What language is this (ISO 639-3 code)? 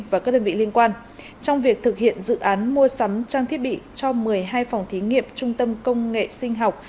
vie